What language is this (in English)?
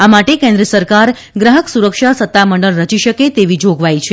Gujarati